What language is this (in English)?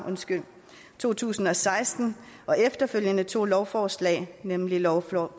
Danish